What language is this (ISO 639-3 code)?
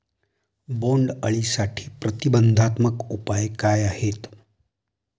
mar